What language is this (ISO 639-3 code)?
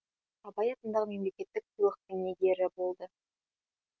kaz